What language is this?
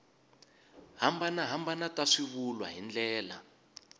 Tsonga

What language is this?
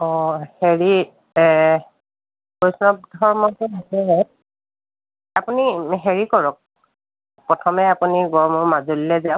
Assamese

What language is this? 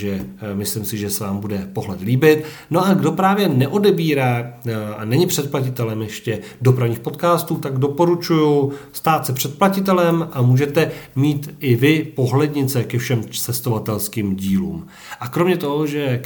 Czech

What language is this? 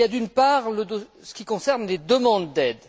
French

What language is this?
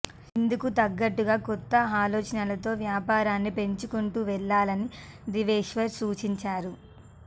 Telugu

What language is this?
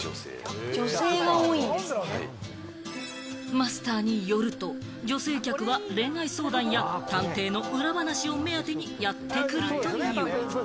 Japanese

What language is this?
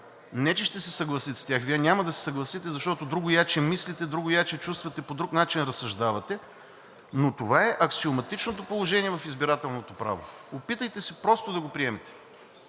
Bulgarian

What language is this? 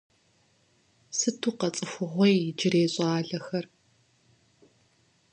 Kabardian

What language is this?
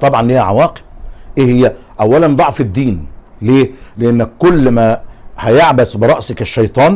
Arabic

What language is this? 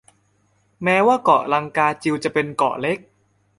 Thai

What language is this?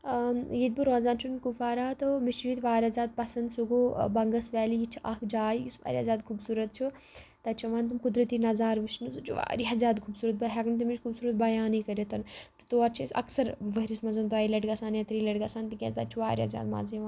Kashmiri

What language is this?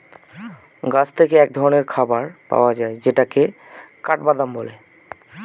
Bangla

